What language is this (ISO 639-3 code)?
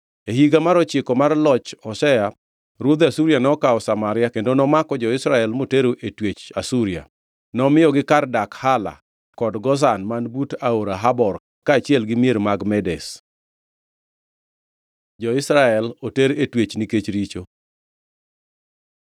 luo